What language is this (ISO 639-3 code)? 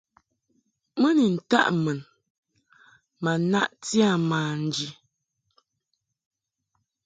mhk